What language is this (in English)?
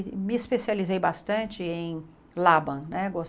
Portuguese